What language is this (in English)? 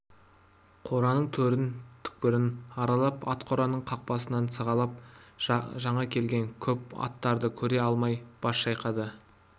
Kazakh